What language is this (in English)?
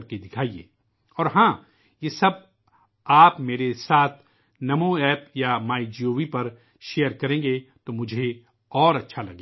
Urdu